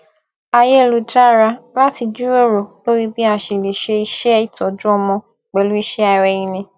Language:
Yoruba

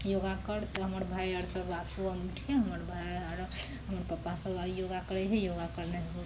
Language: Maithili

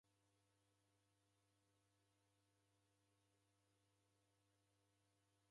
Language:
Taita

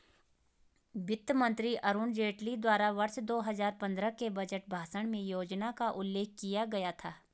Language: Hindi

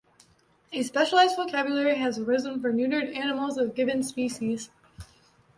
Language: English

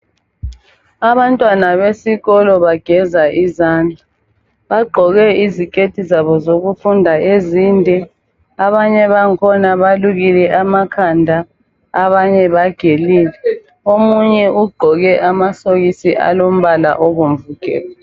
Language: North Ndebele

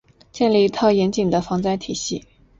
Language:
Chinese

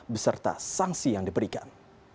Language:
Indonesian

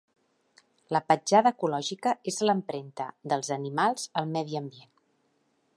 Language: Catalan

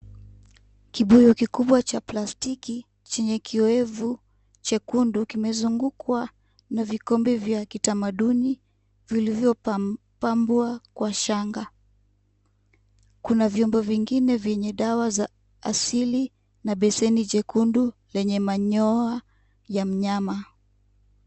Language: Swahili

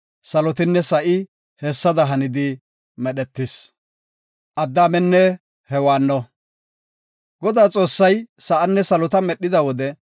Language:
Gofa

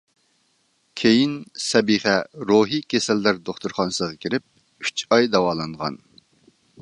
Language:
Uyghur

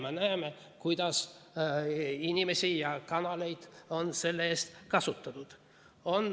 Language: Estonian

